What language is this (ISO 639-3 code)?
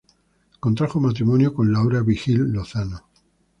spa